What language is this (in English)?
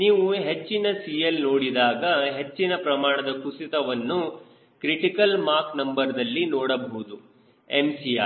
Kannada